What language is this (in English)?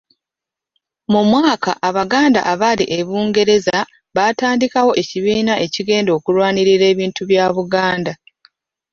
Ganda